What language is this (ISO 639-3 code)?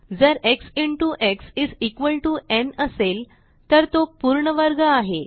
mar